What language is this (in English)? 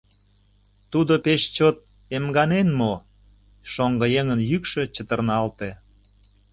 Mari